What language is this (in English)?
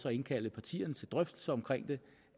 Danish